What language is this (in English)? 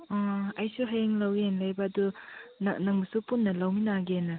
Manipuri